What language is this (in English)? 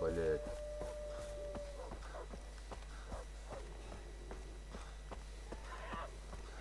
Russian